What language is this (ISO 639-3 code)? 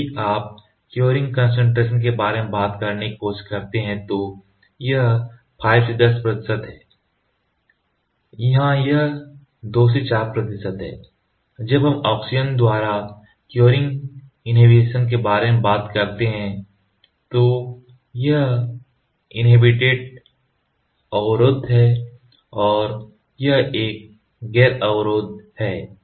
hin